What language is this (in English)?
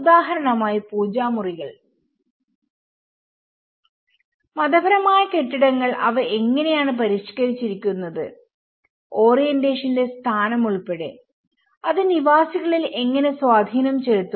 Malayalam